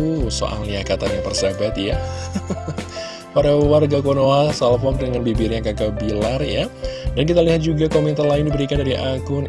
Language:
Indonesian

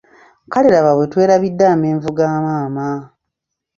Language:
Ganda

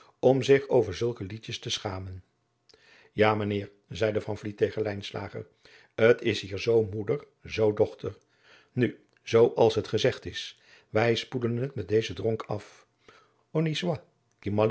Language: Dutch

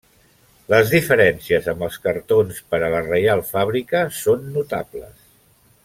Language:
Catalan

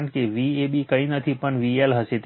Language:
Gujarati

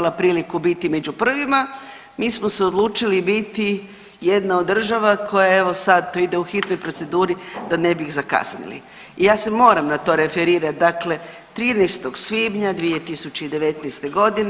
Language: Croatian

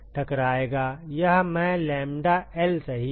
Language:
Hindi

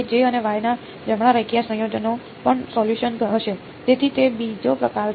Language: Gujarati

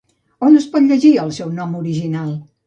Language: Catalan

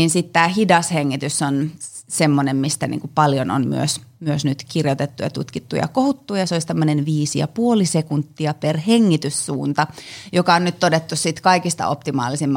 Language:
Finnish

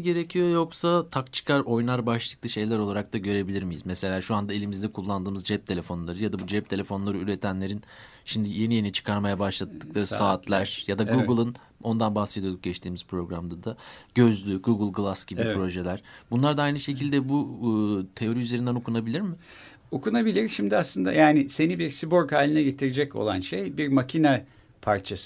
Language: Turkish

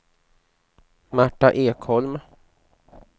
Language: Swedish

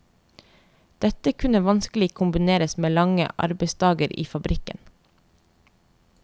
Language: Norwegian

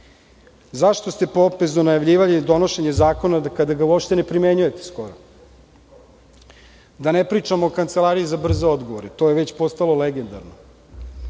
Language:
Serbian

